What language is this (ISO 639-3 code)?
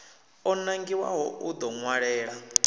ven